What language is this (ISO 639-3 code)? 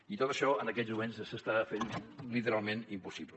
cat